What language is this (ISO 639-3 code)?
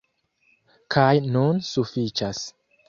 epo